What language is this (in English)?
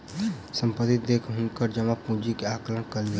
Maithili